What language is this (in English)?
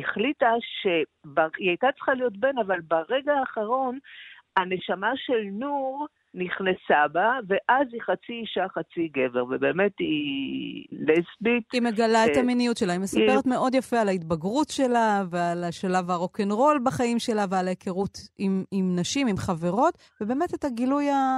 Hebrew